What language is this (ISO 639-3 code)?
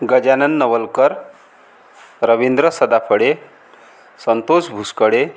mar